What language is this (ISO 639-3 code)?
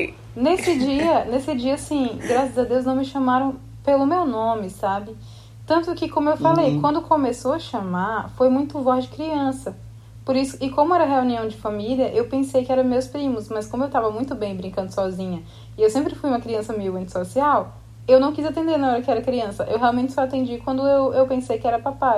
por